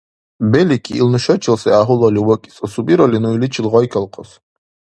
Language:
Dargwa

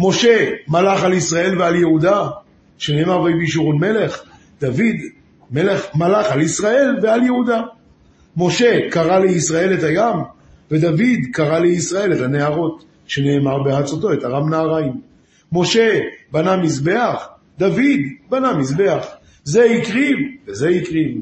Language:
Hebrew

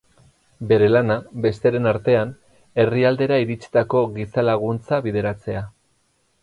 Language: Basque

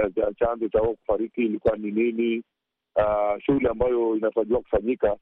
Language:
Swahili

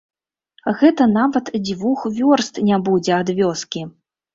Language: Belarusian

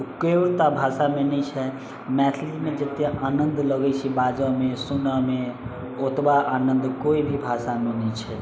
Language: Maithili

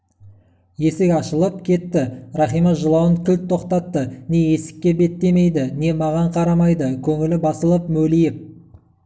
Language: Kazakh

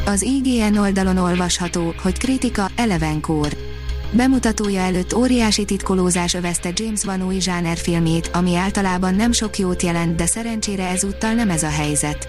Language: Hungarian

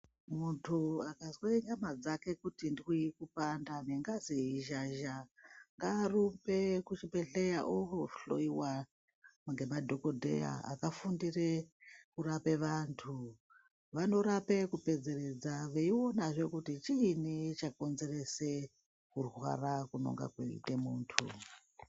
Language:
Ndau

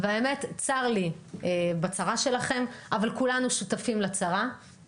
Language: Hebrew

